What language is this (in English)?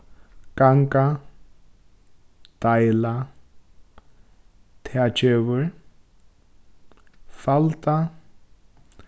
Faroese